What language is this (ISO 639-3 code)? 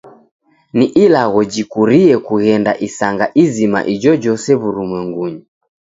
dav